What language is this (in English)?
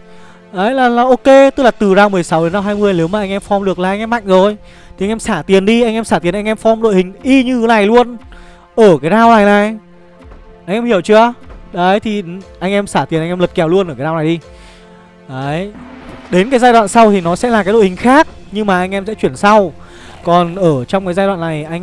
Vietnamese